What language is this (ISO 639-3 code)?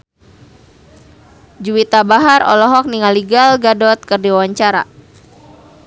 sun